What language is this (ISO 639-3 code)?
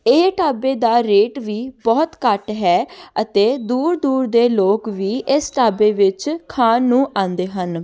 pan